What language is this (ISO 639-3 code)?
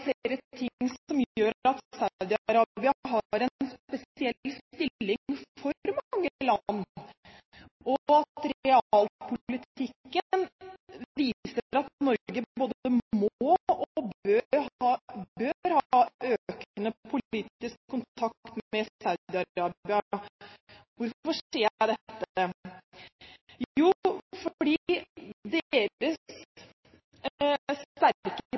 nob